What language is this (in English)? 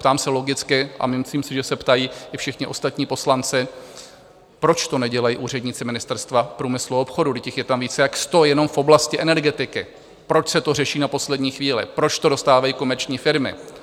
Czech